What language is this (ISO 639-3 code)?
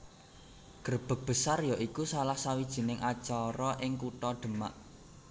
jav